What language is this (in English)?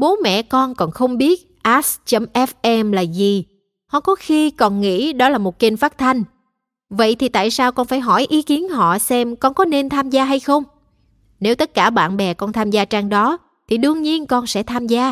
Vietnamese